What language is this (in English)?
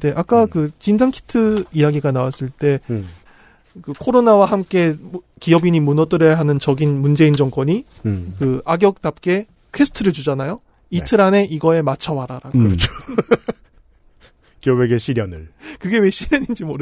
Korean